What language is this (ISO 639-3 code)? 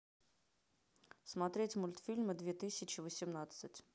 rus